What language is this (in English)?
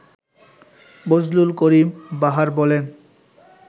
Bangla